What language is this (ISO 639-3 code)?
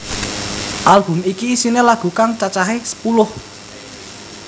jav